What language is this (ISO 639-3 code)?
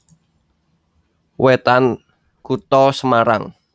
jav